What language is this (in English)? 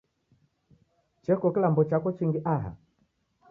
Taita